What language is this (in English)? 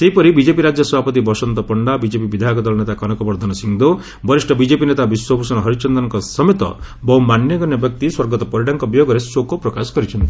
Odia